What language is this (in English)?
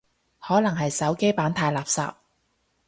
Cantonese